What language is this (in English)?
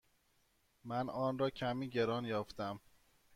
Persian